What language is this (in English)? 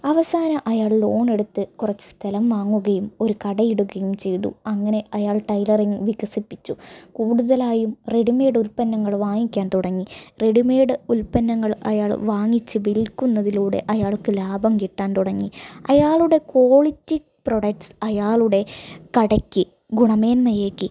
Malayalam